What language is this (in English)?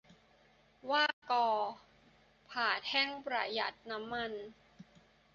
Thai